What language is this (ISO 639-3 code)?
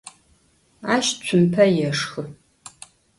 ady